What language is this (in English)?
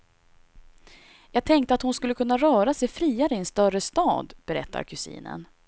Swedish